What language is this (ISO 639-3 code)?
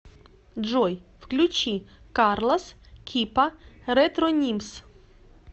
rus